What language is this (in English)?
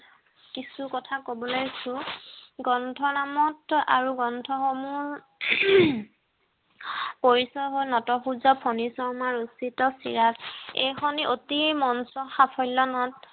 Assamese